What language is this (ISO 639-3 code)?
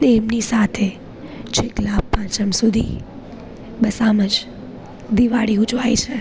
guj